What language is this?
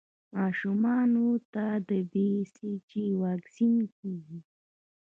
Pashto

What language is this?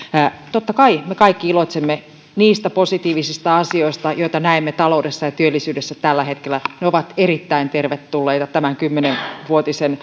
Finnish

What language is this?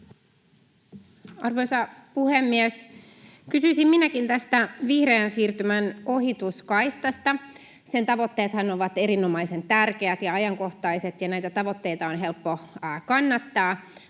Finnish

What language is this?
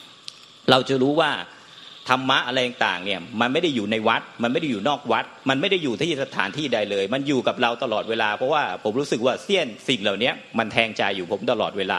Thai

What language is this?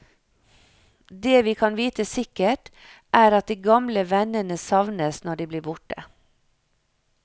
Norwegian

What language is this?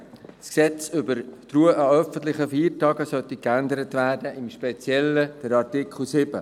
Swiss German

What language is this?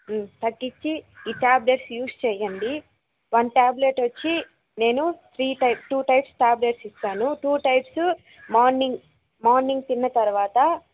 Telugu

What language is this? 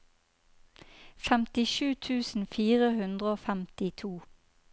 Norwegian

